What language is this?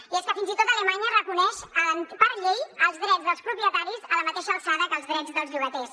Catalan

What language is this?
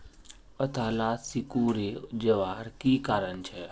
Magahi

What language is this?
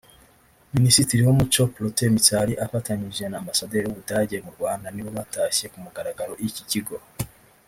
Kinyarwanda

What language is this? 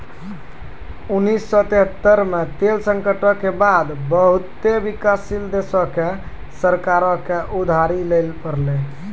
Maithili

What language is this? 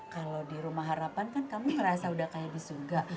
Indonesian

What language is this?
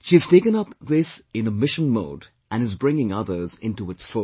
English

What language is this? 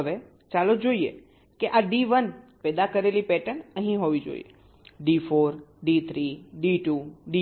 Gujarati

